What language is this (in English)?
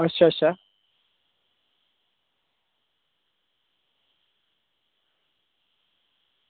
Dogri